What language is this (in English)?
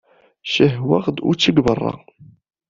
Kabyle